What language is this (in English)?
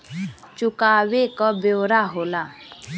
Bhojpuri